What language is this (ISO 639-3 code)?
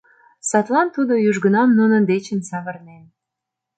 chm